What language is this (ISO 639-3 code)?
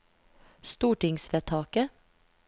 nor